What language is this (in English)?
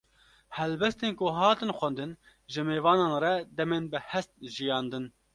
Kurdish